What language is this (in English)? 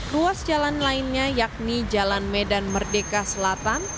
Indonesian